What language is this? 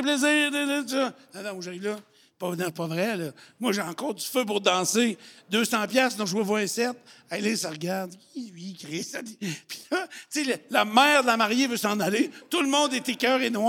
French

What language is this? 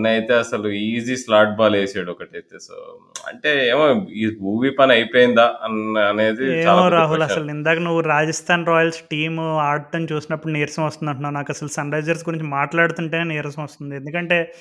Telugu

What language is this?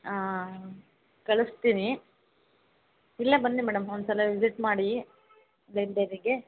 Kannada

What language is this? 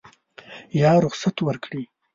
Pashto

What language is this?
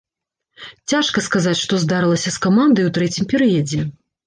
Belarusian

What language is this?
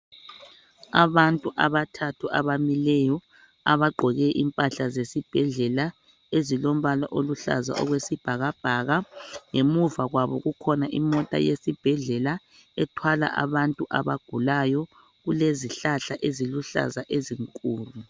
North Ndebele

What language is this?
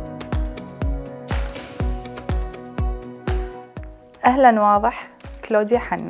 Arabic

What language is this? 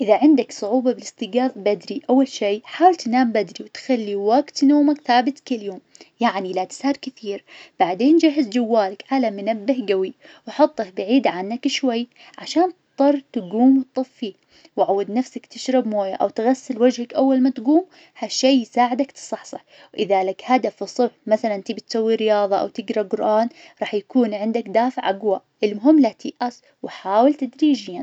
Najdi Arabic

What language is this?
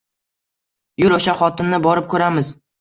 Uzbek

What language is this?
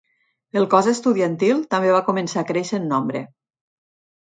Catalan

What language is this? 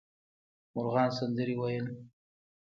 Pashto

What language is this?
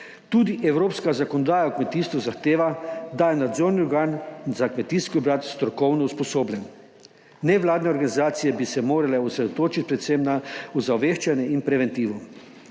Slovenian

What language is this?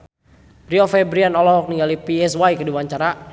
Sundanese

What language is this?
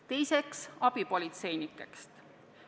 Estonian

